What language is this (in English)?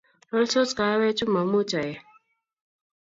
Kalenjin